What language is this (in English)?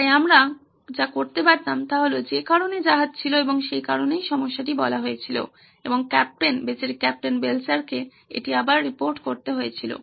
Bangla